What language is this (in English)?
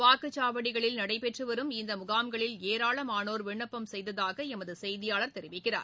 Tamil